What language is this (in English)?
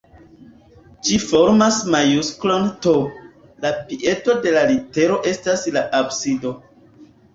Esperanto